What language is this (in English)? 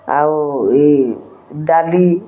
Odia